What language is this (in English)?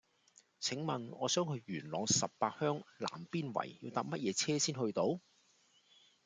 Cantonese